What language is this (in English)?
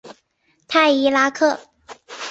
Chinese